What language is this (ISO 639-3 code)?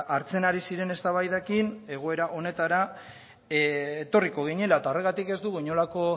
eus